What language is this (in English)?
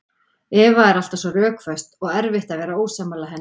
Icelandic